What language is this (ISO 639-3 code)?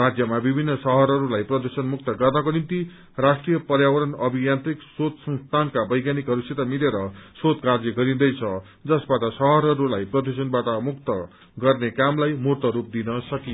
nep